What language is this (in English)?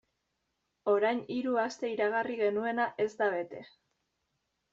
Basque